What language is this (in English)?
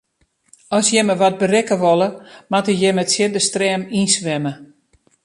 Western Frisian